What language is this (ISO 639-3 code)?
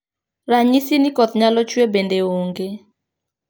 luo